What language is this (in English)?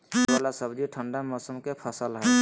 Magahi